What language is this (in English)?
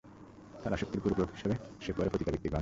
Bangla